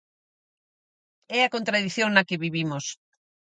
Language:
Galician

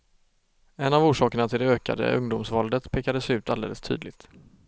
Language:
Swedish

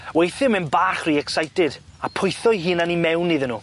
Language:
Welsh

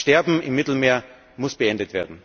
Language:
German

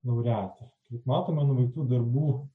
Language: Lithuanian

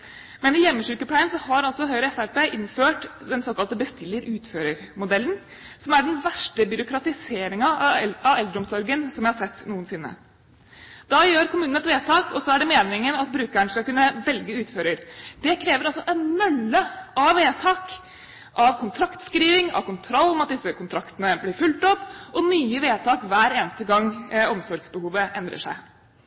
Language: Norwegian Bokmål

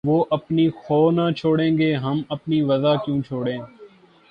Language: Urdu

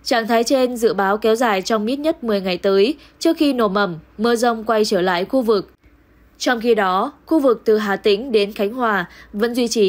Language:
Vietnamese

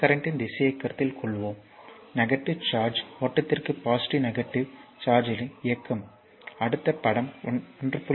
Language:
Tamil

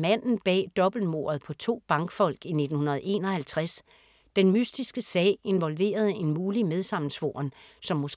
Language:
Danish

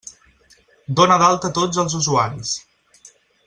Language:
Catalan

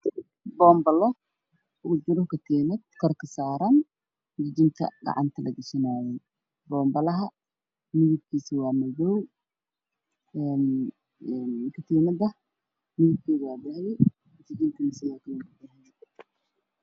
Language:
Somali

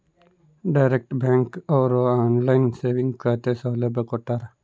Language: Kannada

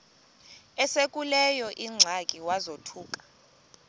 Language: Xhosa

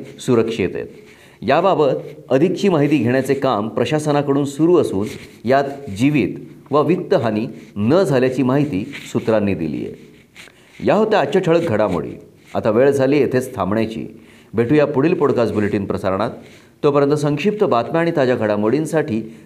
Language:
Marathi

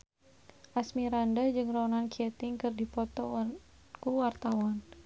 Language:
Sundanese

